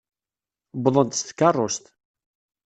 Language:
Kabyle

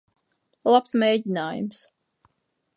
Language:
Latvian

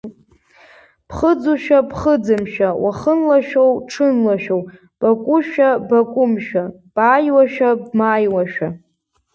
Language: Abkhazian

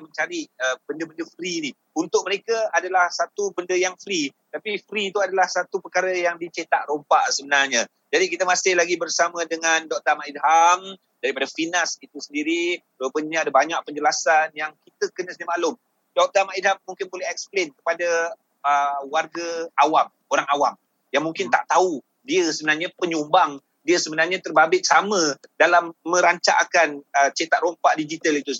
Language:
Malay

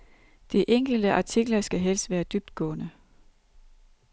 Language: Danish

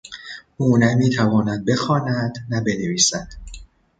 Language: Persian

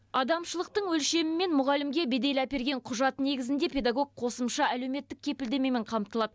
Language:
Kazakh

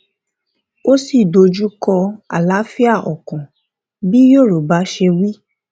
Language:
Yoruba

